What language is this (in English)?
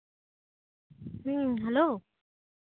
Santali